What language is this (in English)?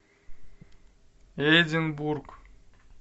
Russian